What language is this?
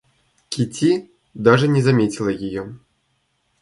Russian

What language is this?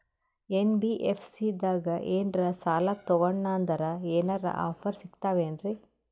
Kannada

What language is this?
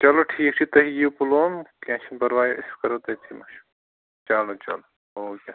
Kashmiri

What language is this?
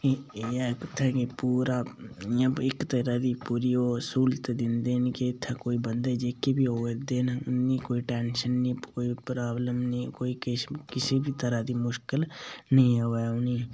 Dogri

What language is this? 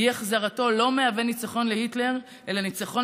Hebrew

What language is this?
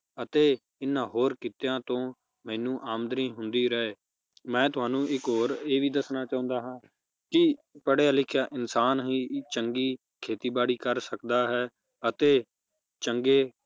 Punjabi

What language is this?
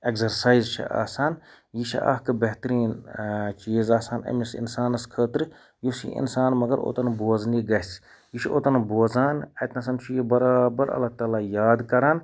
Kashmiri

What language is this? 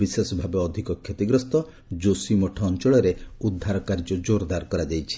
Odia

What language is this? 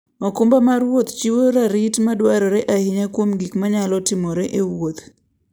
Luo (Kenya and Tanzania)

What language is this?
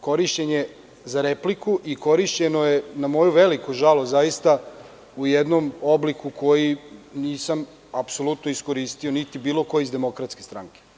Serbian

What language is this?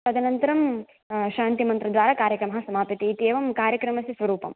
Sanskrit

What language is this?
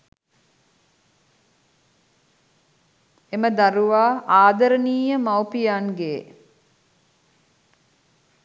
Sinhala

